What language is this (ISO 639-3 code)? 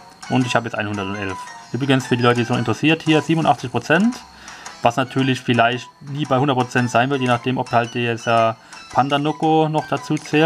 deu